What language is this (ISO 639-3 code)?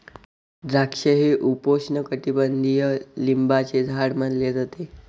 mar